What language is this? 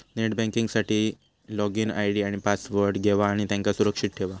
Marathi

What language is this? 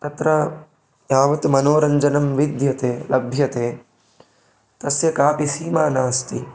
Sanskrit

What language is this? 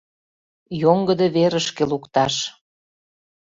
Mari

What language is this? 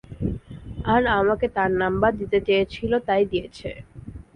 Bangla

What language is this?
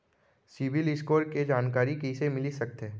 Chhattisgarhi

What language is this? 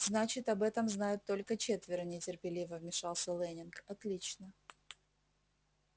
Russian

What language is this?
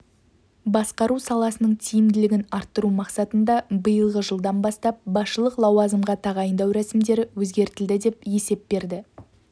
Kazakh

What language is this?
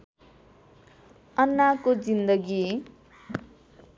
Nepali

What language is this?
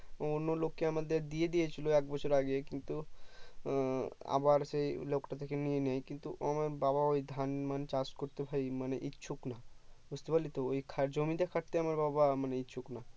Bangla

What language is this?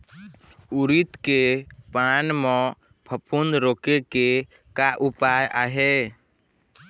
Chhattisgarhi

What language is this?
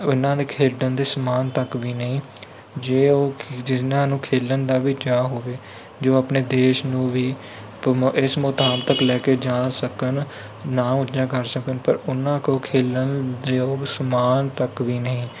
Punjabi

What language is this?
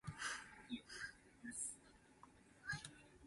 Min Nan Chinese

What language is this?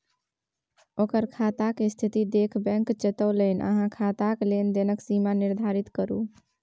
Maithili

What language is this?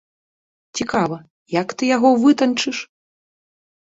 Belarusian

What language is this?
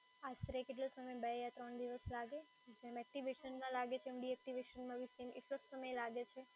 Gujarati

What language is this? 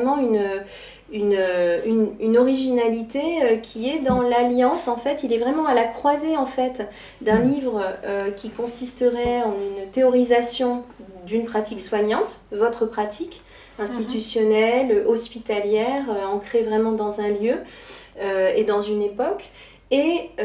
French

